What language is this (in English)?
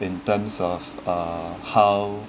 English